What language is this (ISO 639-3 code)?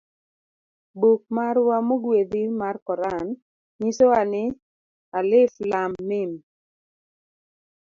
luo